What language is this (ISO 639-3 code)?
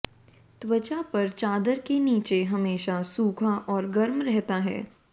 hin